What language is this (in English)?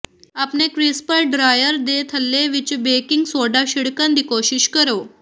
Punjabi